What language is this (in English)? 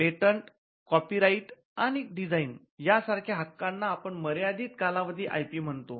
Marathi